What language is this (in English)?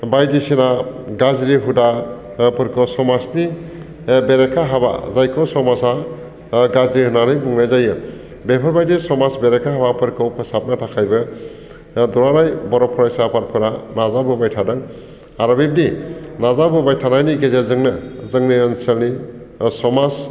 Bodo